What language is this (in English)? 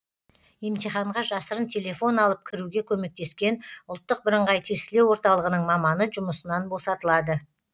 Kazakh